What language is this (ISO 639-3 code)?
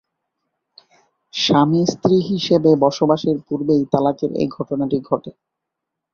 ben